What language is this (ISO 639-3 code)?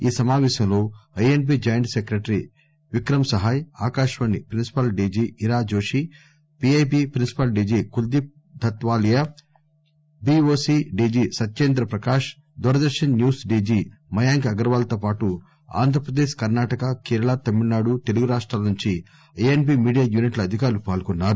tel